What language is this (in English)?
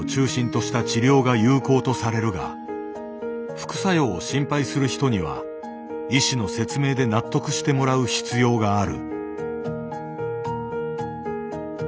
Japanese